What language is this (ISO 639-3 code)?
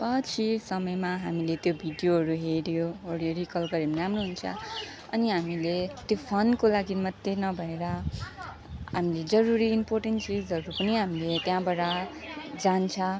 nep